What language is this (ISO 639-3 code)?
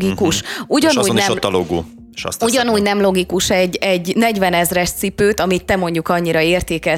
hun